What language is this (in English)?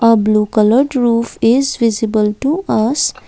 English